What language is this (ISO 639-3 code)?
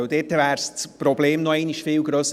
gsw